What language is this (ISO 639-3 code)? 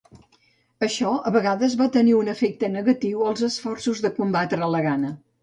cat